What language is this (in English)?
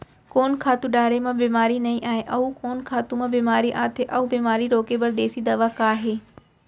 Chhattisgarhi